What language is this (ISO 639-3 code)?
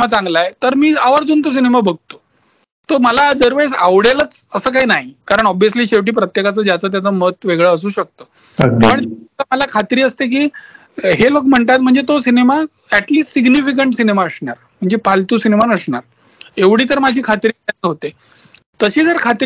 mar